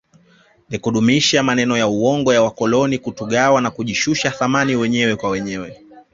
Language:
Swahili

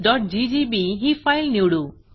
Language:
Marathi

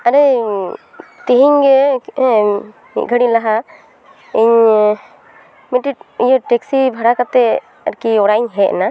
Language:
Santali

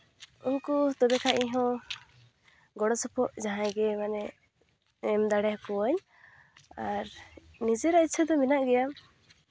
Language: Santali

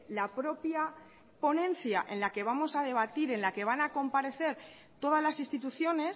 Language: Spanish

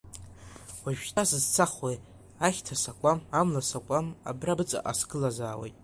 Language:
Abkhazian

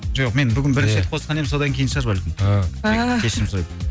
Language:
Kazakh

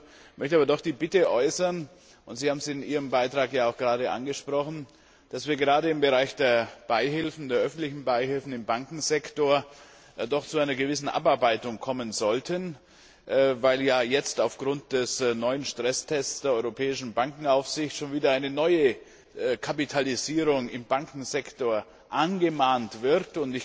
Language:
German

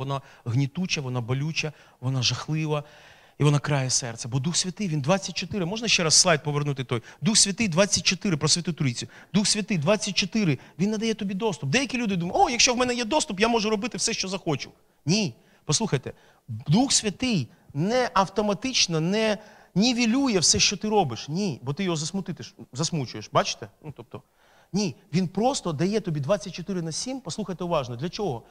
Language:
Ukrainian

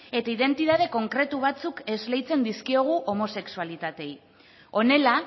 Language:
Basque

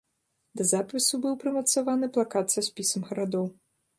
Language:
Belarusian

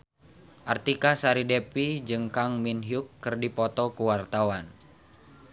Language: Sundanese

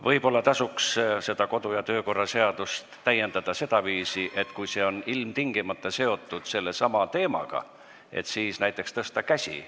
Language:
Estonian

